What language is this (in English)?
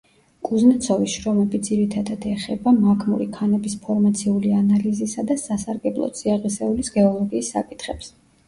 Georgian